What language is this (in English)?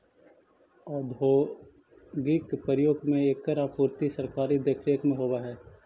Magahi